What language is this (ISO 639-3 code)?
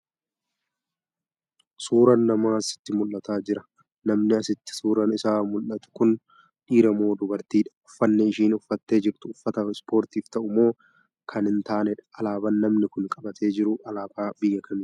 orm